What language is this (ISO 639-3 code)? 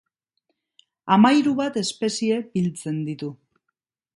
eus